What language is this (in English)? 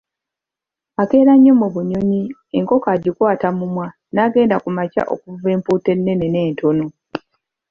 Ganda